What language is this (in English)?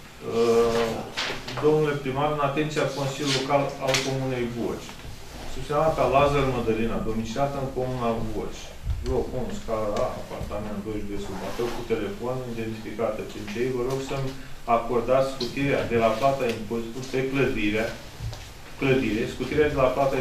Romanian